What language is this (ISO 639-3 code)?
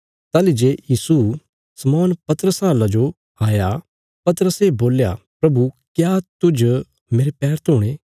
kfs